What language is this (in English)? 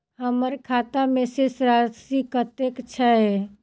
Maithili